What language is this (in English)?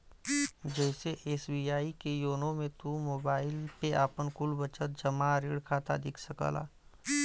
Bhojpuri